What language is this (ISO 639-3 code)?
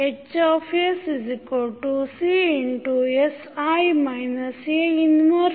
kan